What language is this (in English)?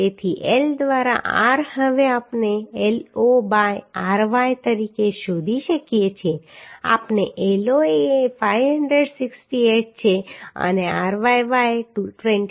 Gujarati